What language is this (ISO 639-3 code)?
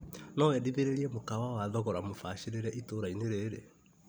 kik